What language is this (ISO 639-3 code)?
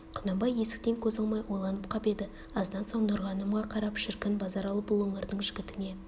kaz